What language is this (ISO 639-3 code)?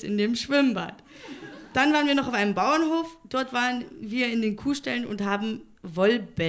deu